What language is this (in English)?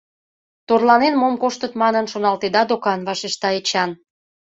Mari